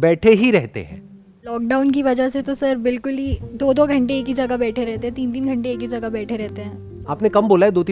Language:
Hindi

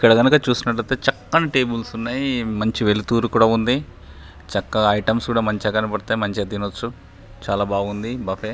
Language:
Telugu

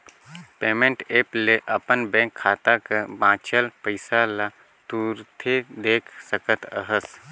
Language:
Chhattisgarhi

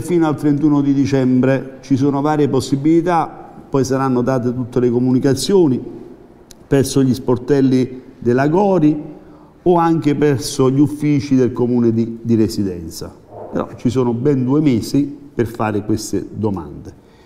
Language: Italian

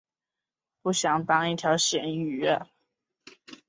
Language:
Chinese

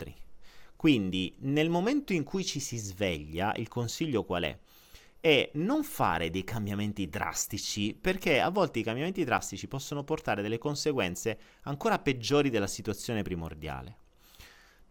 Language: Italian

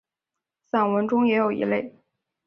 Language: Chinese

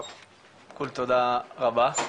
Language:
Hebrew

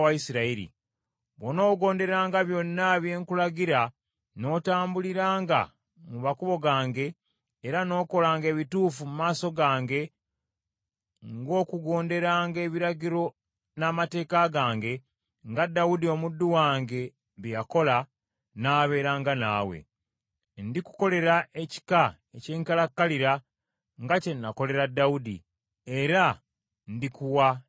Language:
Ganda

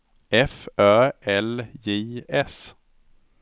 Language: Swedish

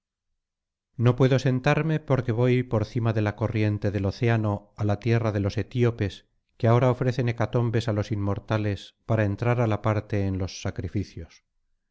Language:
Spanish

